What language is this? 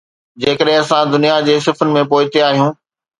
Sindhi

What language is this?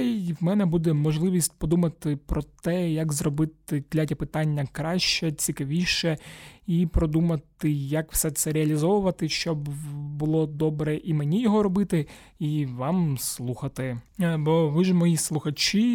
Ukrainian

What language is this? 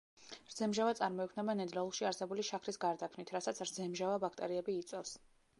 Georgian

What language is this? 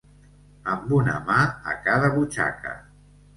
Catalan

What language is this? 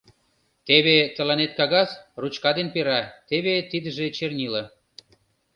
Mari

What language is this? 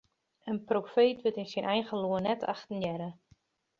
Western Frisian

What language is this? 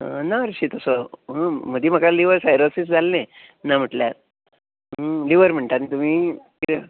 Konkani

